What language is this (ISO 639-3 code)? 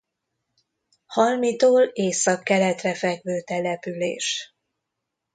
hun